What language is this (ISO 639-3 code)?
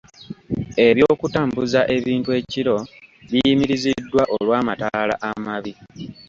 lug